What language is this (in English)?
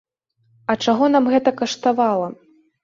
Belarusian